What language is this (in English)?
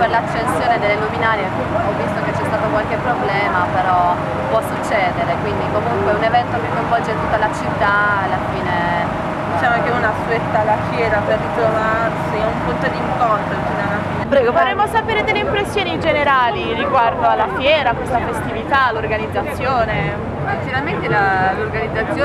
Italian